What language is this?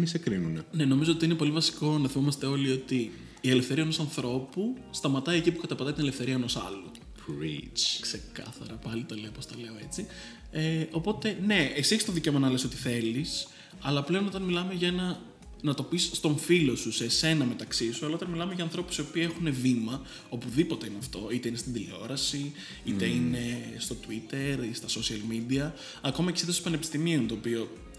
Greek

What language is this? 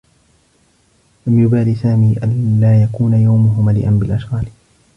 Arabic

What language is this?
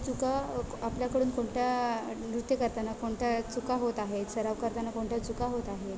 Marathi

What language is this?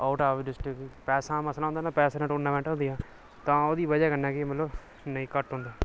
Dogri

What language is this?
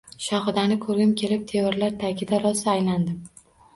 Uzbek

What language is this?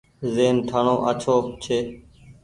Goaria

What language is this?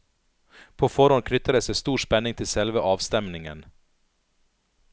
Norwegian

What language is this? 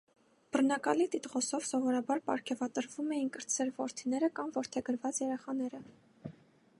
Armenian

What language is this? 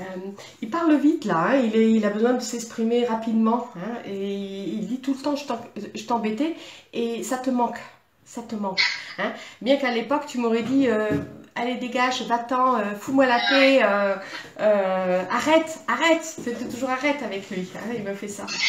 French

